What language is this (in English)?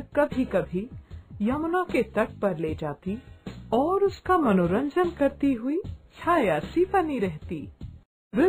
Hindi